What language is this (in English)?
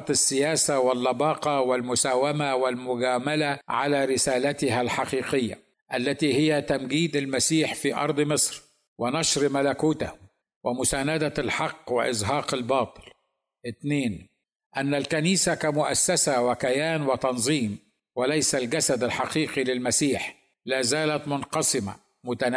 Arabic